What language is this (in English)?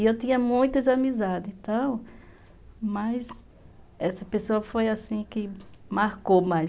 Portuguese